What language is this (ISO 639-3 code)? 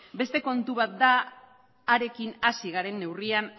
eus